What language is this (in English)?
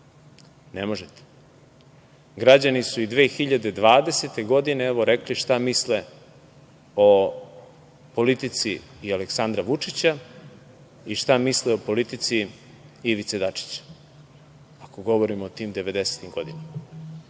Serbian